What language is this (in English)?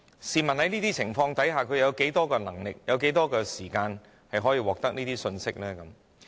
Cantonese